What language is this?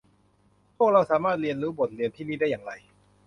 Thai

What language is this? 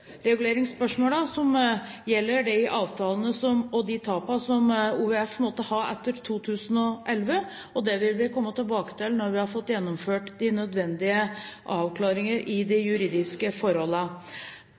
Norwegian Bokmål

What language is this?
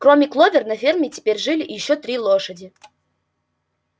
Russian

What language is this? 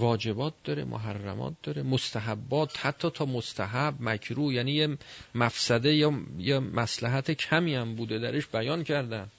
Persian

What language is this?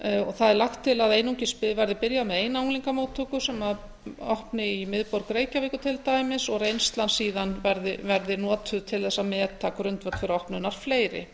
Icelandic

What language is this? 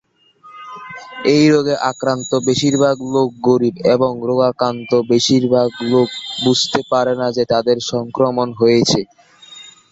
Bangla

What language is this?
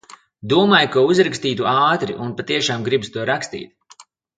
Latvian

